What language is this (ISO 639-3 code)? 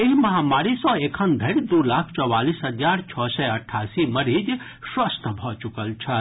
mai